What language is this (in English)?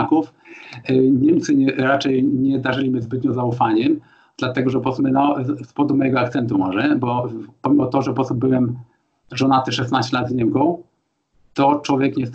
Polish